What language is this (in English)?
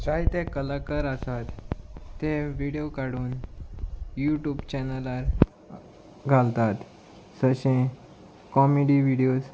Konkani